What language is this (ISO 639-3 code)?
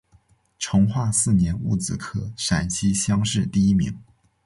zho